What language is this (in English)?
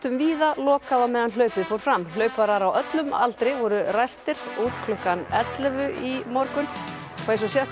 Icelandic